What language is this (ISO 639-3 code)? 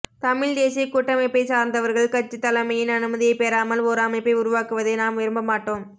tam